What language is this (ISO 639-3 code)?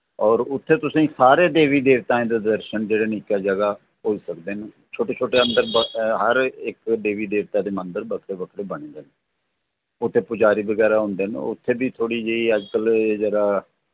doi